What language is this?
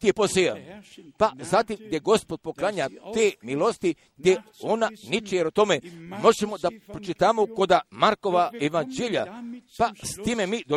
Croatian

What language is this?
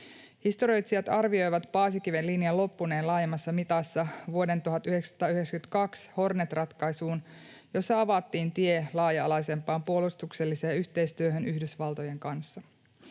Finnish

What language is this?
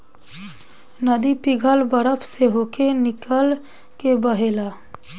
Bhojpuri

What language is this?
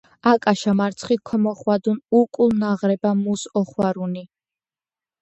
Georgian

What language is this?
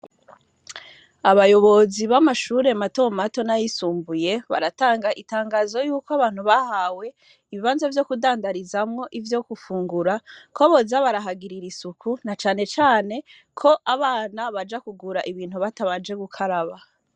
Rundi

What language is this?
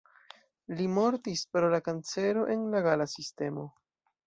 Esperanto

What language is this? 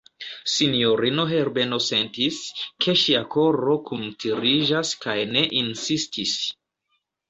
Esperanto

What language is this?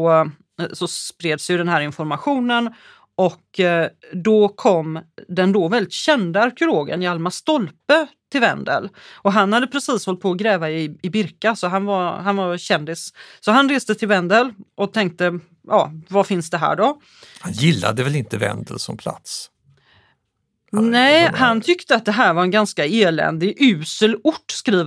Swedish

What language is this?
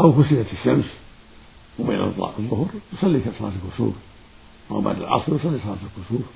Arabic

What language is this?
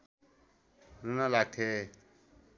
Nepali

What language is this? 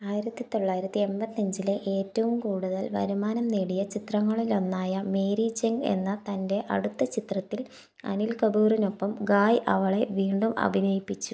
Malayalam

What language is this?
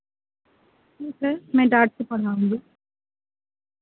Hindi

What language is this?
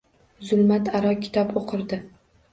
Uzbek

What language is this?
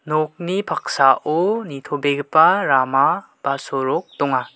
Garo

